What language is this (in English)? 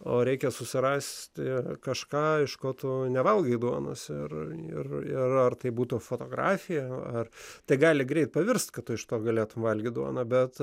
Lithuanian